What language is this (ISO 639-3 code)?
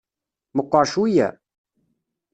kab